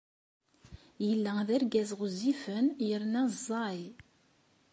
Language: Kabyle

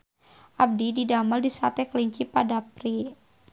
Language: Sundanese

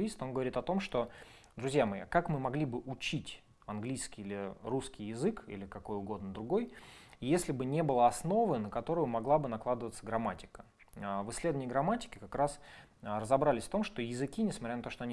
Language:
Russian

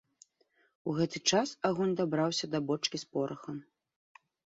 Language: Belarusian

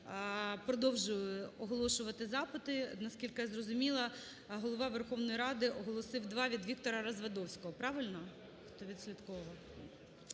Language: Ukrainian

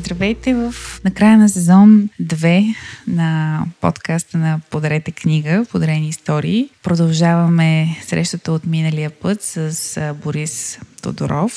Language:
Bulgarian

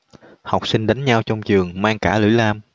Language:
Vietnamese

